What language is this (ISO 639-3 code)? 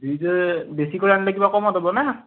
asm